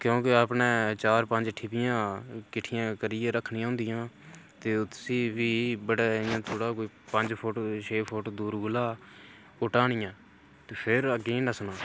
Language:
Dogri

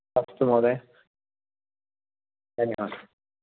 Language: Sanskrit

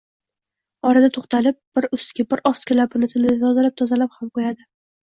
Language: Uzbek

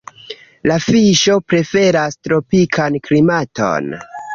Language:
Esperanto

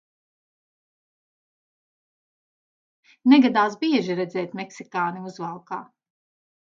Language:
Latvian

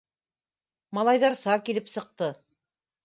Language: Bashkir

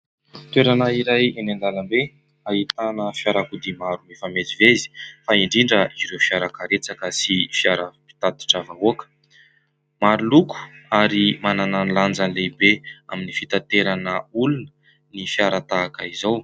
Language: Malagasy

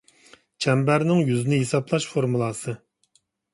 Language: Uyghur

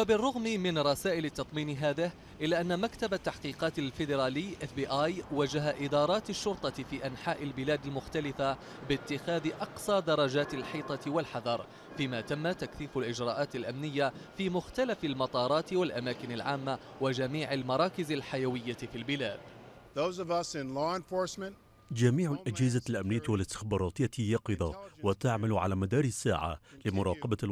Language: Arabic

